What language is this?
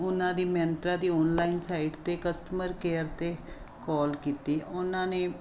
Punjabi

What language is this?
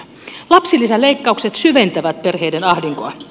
Finnish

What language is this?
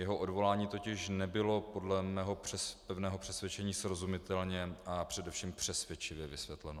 Czech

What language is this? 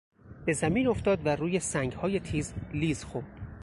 Persian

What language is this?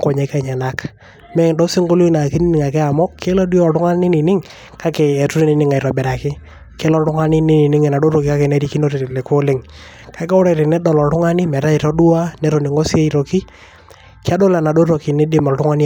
Masai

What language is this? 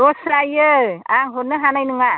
Bodo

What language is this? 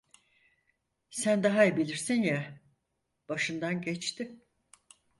Turkish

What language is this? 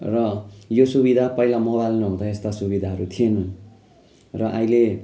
Nepali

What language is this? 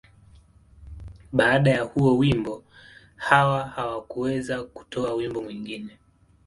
Swahili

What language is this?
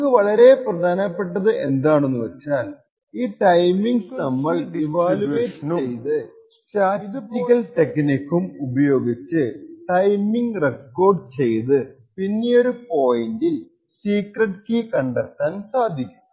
Malayalam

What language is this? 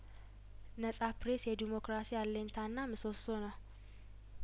Amharic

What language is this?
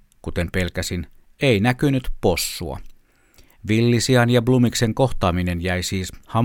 Finnish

